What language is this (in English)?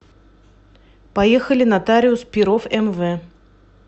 Russian